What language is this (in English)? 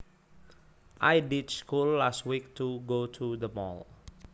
Javanese